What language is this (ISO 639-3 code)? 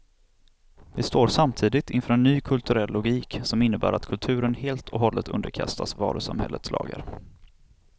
swe